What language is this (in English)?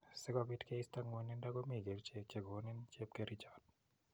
Kalenjin